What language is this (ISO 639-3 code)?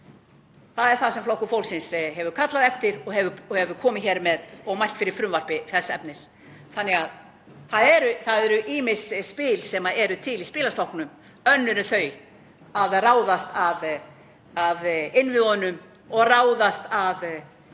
isl